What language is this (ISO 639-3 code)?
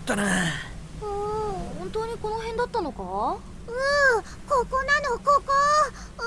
jpn